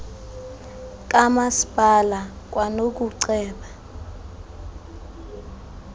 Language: Xhosa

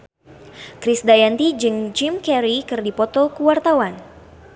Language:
Sundanese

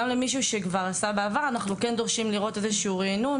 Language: Hebrew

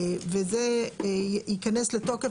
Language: Hebrew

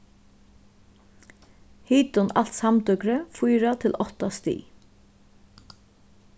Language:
Faroese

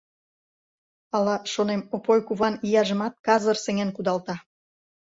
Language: Mari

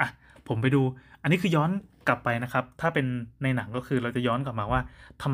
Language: Thai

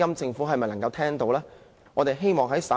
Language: Cantonese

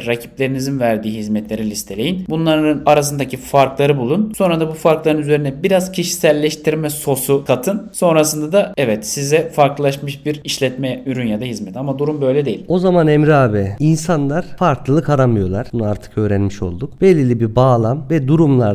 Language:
Turkish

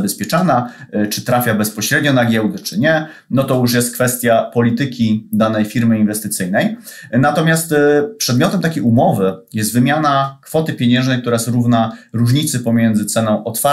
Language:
Polish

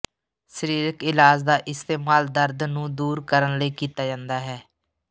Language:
Punjabi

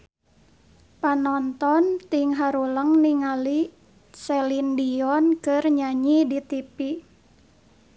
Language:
Sundanese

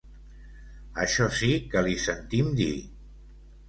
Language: Catalan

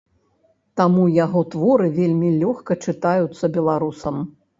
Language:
Belarusian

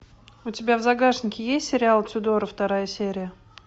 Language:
Russian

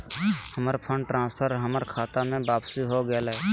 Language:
Magahi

